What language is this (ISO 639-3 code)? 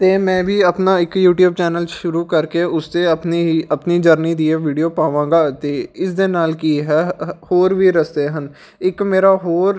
pan